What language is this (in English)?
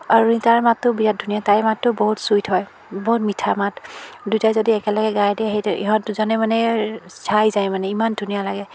Assamese